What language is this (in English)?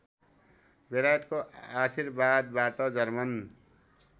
Nepali